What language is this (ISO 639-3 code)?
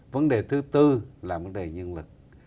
vie